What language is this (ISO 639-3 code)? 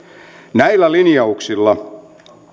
fin